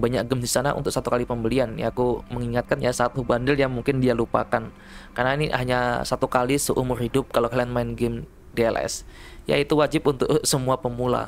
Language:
Indonesian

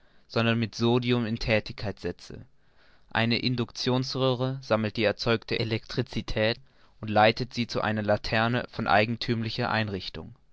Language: German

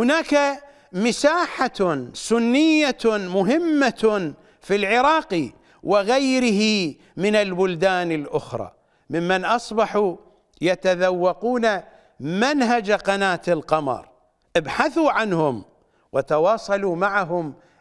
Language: Arabic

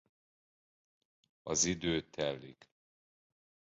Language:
Hungarian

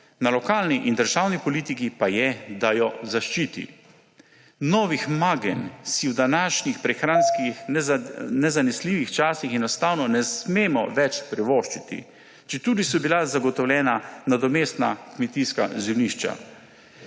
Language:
Slovenian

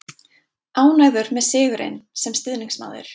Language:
Icelandic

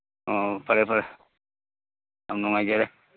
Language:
Manipuri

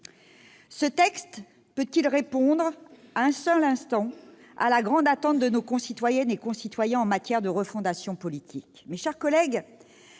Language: French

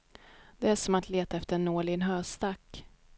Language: Swedish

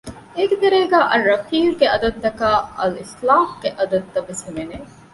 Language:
Divehi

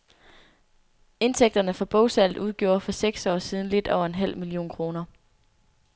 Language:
Danish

